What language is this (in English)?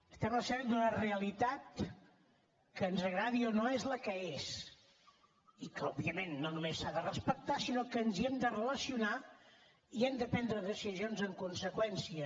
Catalan